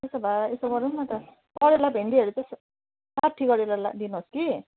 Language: Nepali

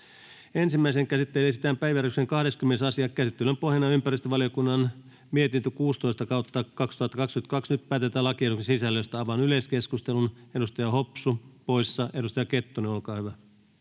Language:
Finnish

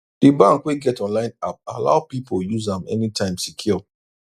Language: Nigerian Pidgin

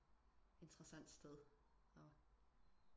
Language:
Danish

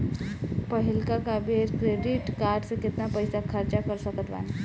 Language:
Bhojpuri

